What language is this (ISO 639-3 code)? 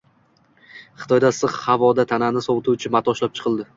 uzb